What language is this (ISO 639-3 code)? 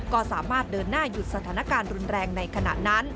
tha